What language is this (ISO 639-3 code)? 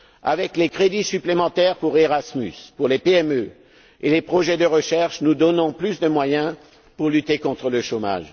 fra